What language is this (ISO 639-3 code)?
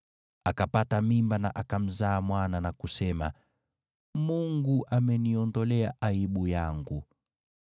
swa